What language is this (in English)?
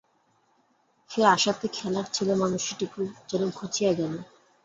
Bangla